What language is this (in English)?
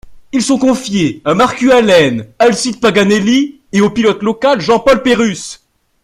French